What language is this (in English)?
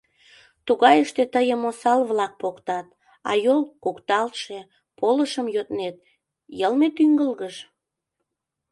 Mari